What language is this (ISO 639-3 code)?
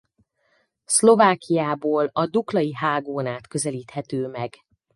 hun